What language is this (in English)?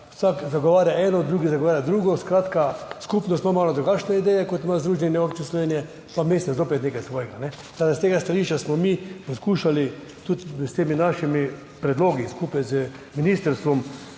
Slovenian